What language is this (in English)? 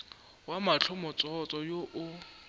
Northern Sotho